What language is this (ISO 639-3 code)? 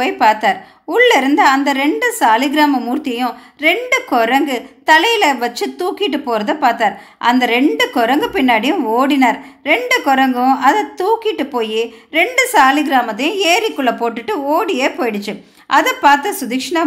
tam